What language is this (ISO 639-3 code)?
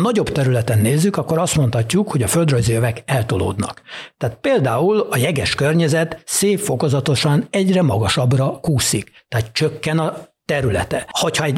hun